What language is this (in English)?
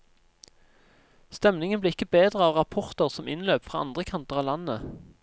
Norwegian